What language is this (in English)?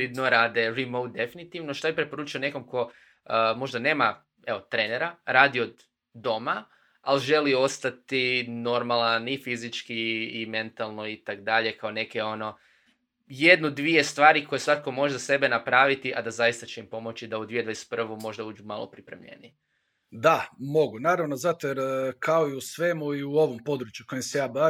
Croatian